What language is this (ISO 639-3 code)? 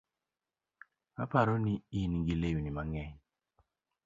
luo